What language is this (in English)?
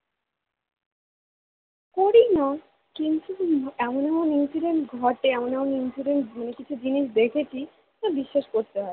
Bangla